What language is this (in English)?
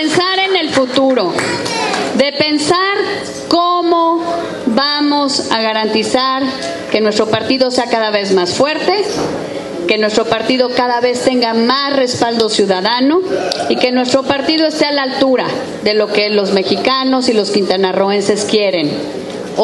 Spanish